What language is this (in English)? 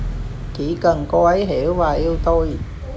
Vietnamese